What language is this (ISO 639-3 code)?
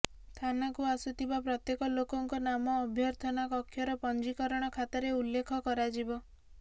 ori